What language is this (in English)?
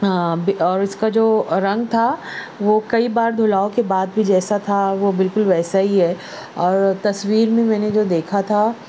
Urdu